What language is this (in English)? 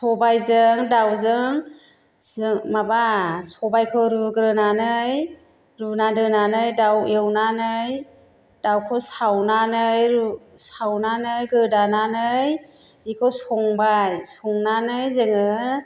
Bodo